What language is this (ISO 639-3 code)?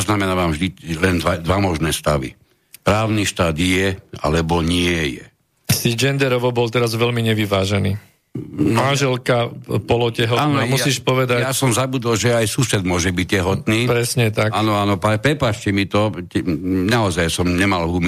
slk